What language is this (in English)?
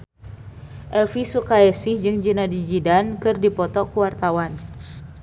Sundanese